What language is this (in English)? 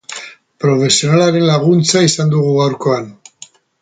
Basque